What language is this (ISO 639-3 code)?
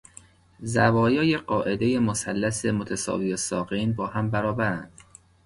fas